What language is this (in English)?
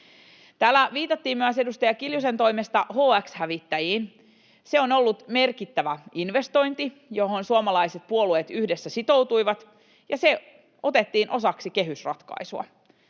Finnish